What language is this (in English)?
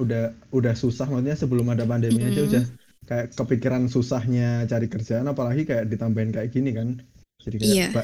Indonesian